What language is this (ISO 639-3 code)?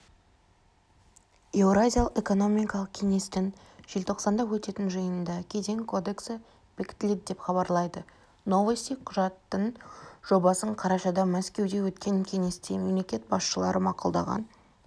kaz